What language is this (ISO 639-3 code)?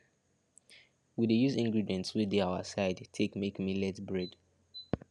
pcm